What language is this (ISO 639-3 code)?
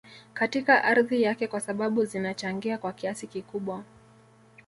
swa